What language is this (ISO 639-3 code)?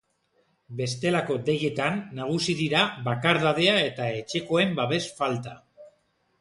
eus